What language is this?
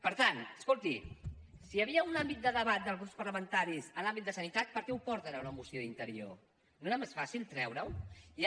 Catalan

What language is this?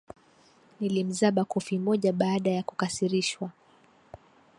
Swahili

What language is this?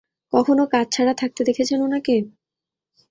Bangla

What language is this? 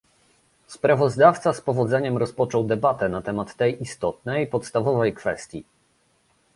Polish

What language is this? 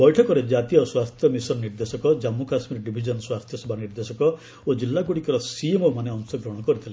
Odia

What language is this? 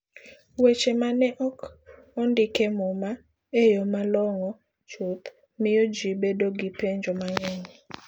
Luo (Kenya and Tanzania)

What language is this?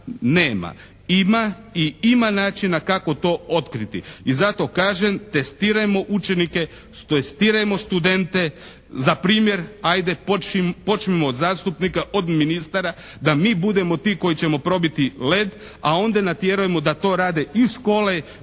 Croatian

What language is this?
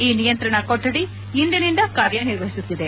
Kannada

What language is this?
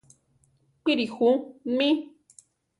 Central Tarahumara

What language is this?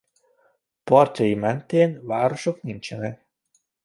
Hungarian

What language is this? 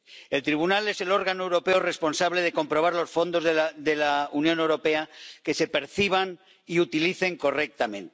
Spanish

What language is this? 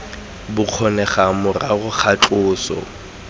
Tswana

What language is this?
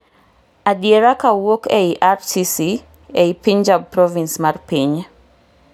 Luo (Kenya and Tanzania)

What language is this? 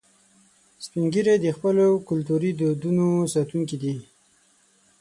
Pashto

